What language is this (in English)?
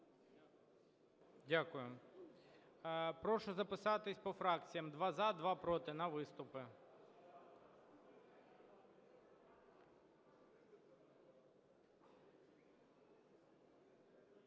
Ukrainian